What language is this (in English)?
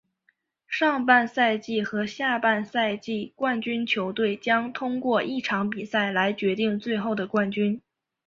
Chinese